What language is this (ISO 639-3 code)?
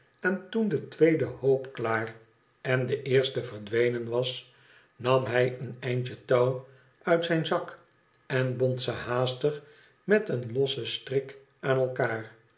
nld